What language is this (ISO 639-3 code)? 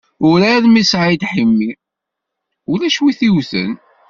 kab